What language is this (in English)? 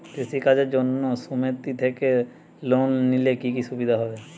Bangla